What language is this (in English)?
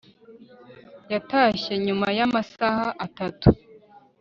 Kinyarwanda